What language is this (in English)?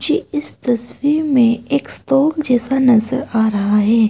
Hindi